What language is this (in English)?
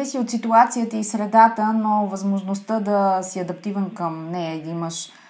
Bulgarian